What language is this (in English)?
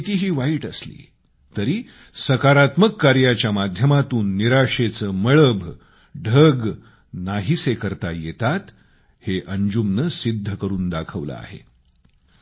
Marathi